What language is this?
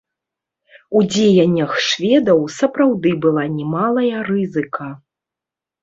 Belarusian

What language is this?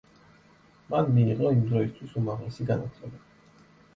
Georgian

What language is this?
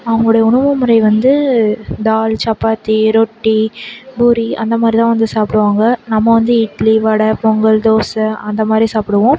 Tamil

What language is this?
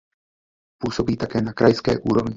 Czech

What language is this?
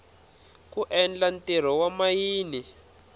Tsonga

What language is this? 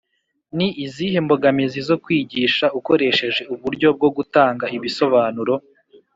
Kinyarwanda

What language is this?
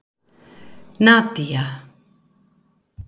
Icelandic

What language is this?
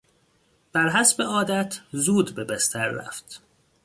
Persian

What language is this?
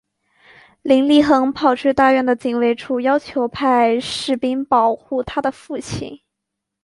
Chinese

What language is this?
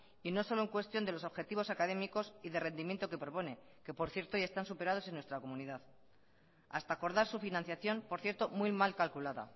Spanish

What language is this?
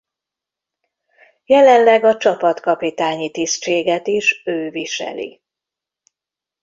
Hungarian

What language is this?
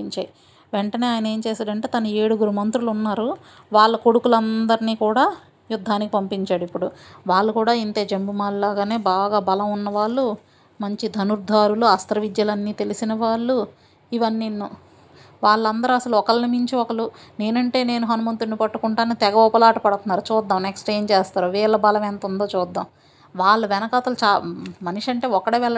Telugu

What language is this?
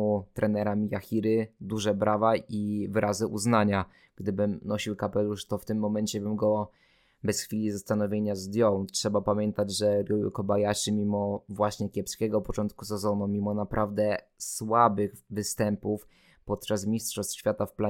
Polish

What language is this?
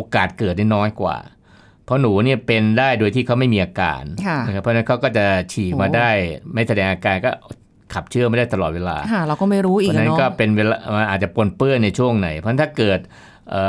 Thai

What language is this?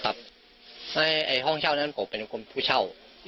Thai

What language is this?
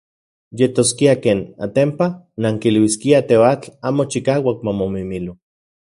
Central Puebla Nahuatl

